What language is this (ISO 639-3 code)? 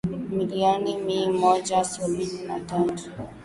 swa